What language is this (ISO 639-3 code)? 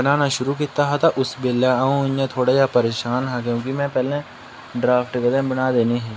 doi